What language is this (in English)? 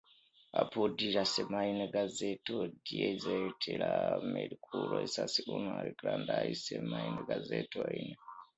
Esperanto